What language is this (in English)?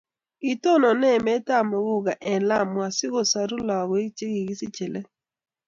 Kalenjin